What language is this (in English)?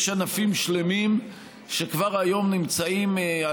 Hebrew